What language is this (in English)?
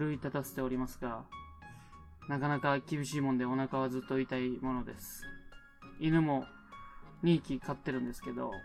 Japanese